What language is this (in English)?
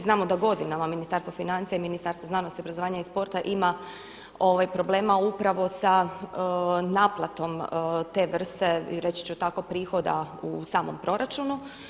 Croatian